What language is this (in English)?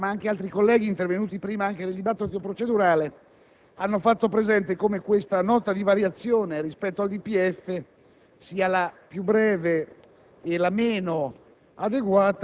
Italian